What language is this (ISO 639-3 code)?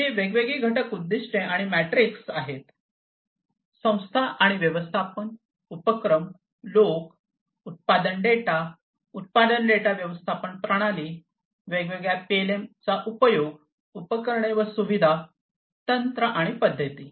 mar